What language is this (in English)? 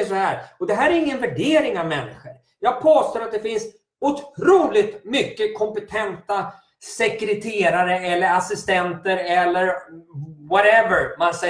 Swedish